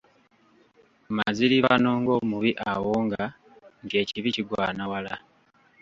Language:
Ganda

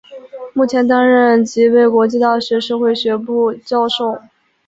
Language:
Chinese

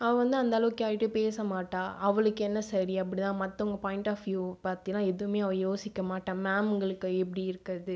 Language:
Tamil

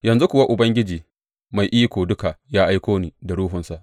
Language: Hausa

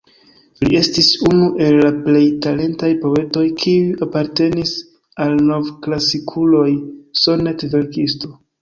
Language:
Esperanto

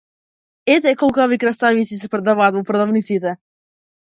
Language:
Macedonian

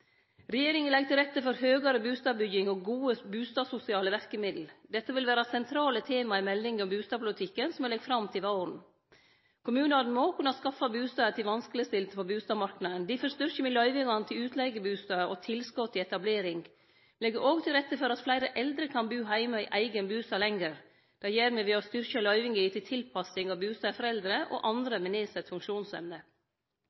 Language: Norwegian Nynorsk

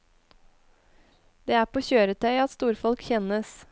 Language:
Norwegian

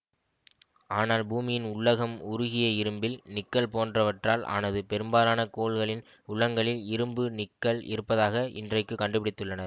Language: Tamil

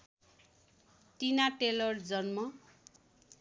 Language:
Nepali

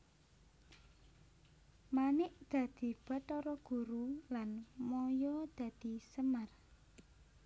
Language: Javanese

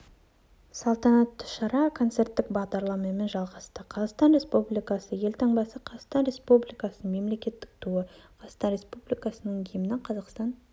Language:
Kazakh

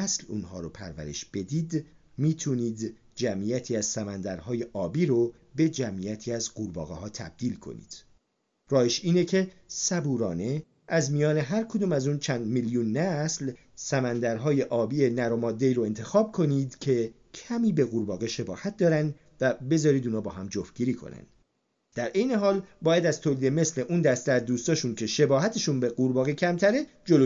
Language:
Persian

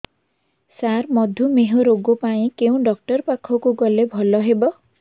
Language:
Odia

